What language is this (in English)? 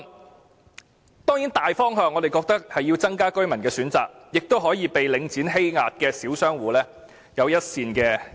Cantonese